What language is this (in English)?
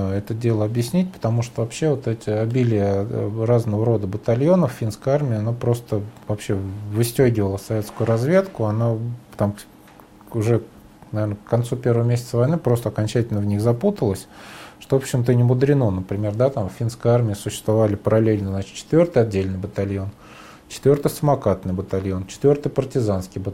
Russian